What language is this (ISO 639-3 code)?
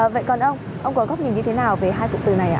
vie